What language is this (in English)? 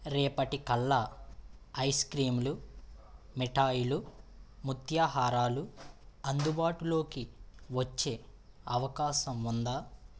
Telugu